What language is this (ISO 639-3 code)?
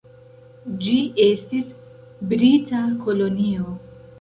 epo